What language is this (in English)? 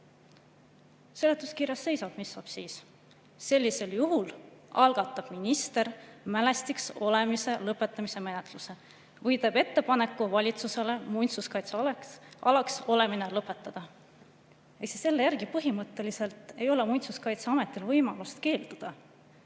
Estonian